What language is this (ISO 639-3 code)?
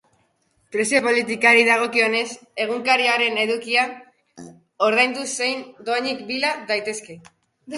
eus